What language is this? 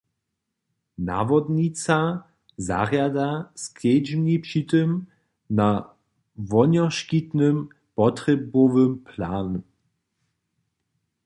Upper Sorbian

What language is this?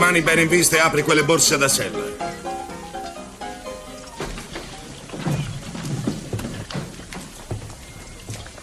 Italian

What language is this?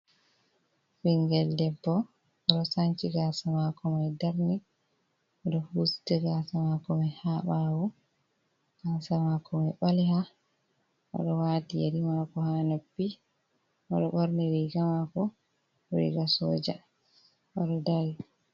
Fula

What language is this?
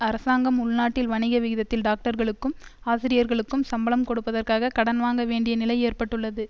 Tamil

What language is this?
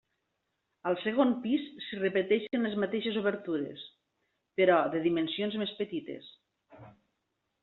Catalan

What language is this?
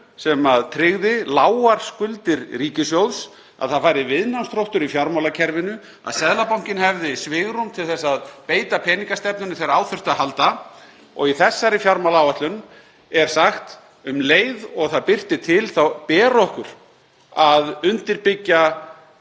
Icelandic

